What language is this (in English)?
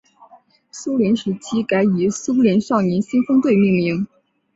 Chinese